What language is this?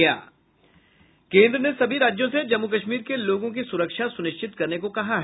Hindi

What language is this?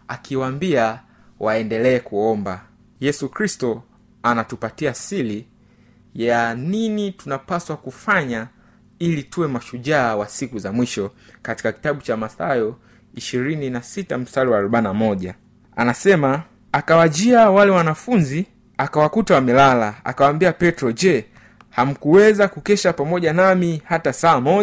Swahili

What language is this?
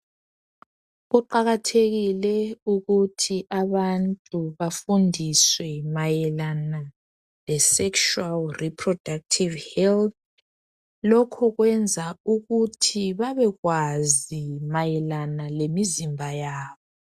North Ndebele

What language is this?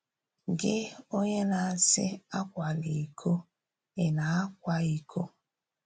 Igbo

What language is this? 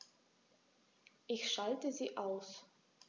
German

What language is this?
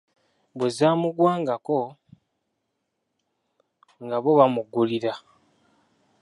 Ganda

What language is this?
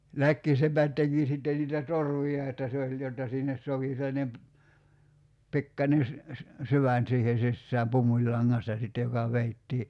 Finnish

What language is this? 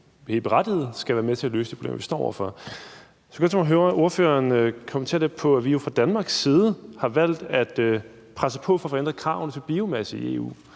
Danish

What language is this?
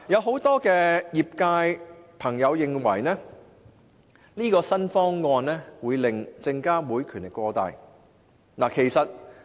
Cantonese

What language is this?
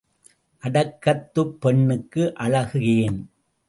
Tamil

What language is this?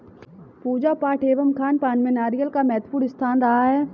Hindi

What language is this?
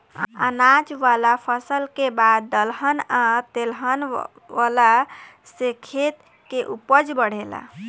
Bhojpuri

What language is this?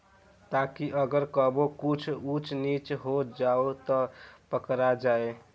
Bhojpuri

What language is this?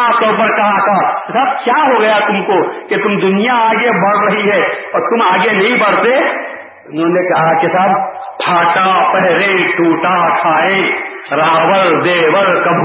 Urdu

